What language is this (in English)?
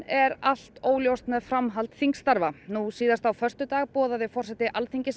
Icelandic